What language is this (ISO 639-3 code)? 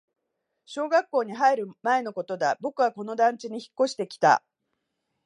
jpn